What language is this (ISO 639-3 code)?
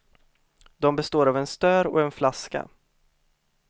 swe